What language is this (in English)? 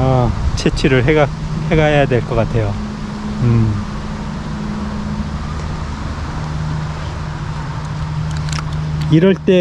Korean